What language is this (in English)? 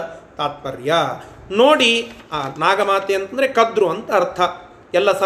Kannada